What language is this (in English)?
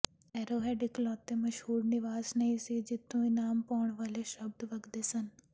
Punjabi